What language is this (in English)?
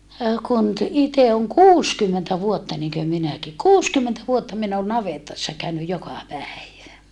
Finnish